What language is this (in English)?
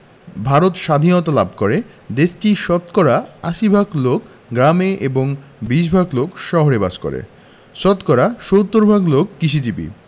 Bangla